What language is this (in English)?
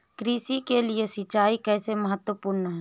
Hindi